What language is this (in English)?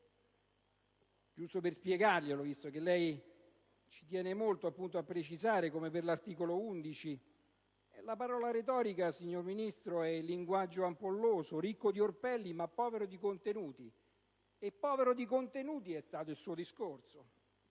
Italian